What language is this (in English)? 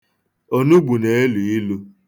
Igbo